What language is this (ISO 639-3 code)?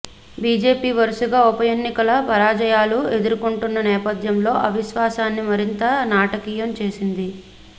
tel